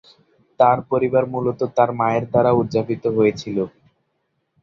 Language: Bangla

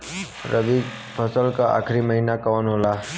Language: Bhojpuri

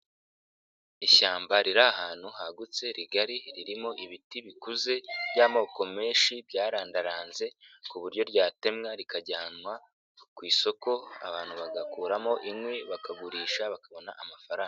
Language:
Kinyarwanda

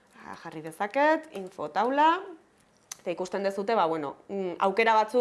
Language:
Basque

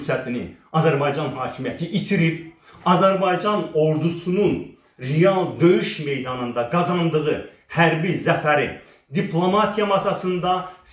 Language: Turkish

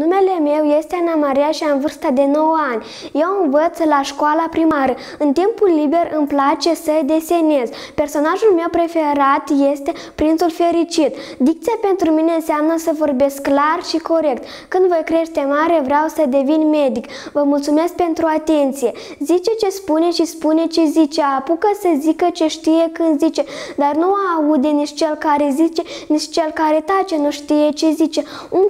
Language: Romanian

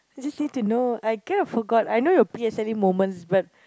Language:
English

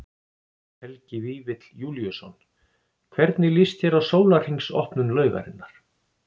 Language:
Icelandic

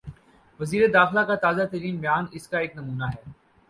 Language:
Urdu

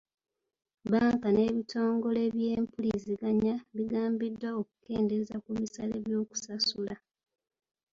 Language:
Ganda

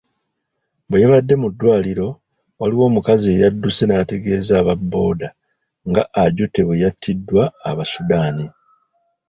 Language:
Ganda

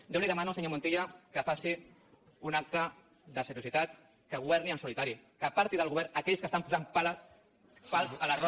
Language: Catalan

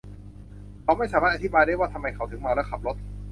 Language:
Thai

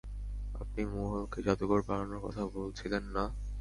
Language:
Bangla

